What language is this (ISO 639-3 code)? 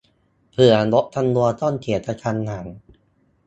tha